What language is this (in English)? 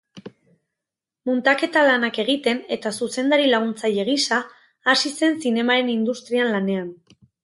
Basque